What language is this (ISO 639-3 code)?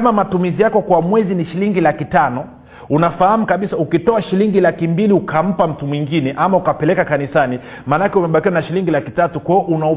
swa